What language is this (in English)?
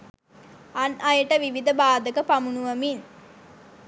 Sinhala